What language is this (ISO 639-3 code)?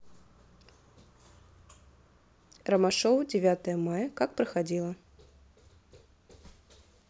rus